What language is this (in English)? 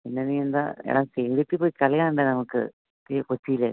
Malayalam